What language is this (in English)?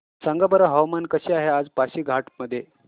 Marathi